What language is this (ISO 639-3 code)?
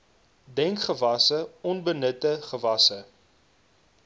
afr